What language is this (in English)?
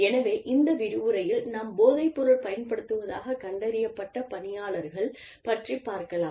Tamil